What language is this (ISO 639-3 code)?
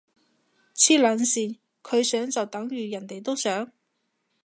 yue